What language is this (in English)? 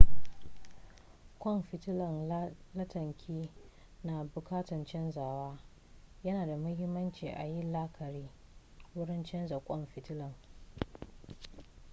Hausa